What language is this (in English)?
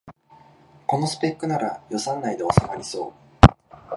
Japanese